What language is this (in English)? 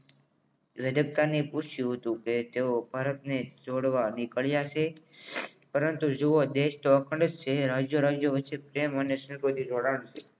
Gujarati